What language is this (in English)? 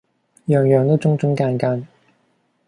Cantonese